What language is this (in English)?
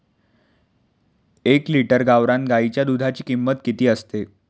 Marathi